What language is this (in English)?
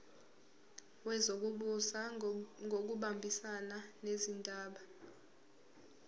Zulu